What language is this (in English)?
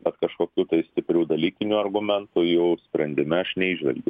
Lithuanian